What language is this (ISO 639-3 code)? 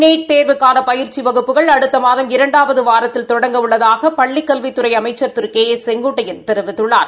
tam